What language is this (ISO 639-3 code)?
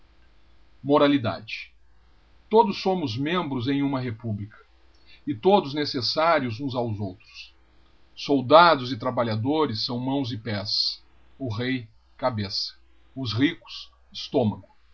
por